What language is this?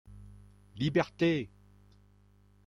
French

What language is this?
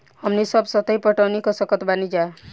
Bhojpuri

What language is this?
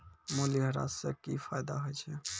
Maithili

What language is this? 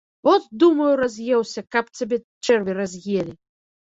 Belarusian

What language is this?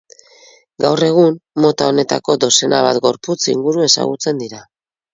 Basque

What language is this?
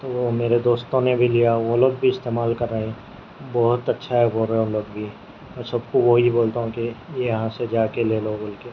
Urdu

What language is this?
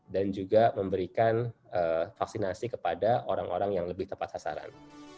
Indonesian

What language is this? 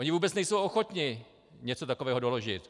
Czech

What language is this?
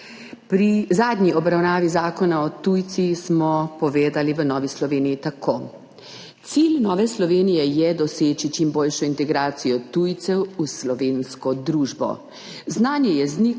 Slovenian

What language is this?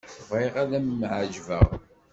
Kabyle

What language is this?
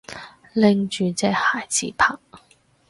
Cantonese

